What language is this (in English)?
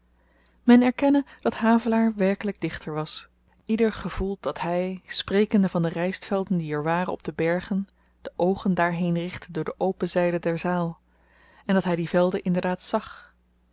Dutch